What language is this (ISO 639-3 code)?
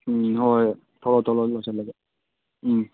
mni